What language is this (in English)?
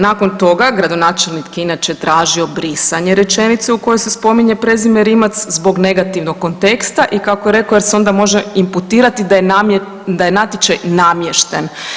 Croatian